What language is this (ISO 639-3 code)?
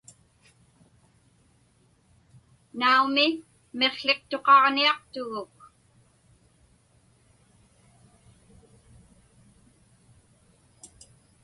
ipk